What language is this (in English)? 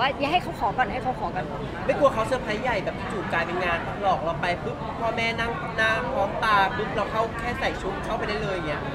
Thai